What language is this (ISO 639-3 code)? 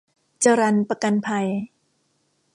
tha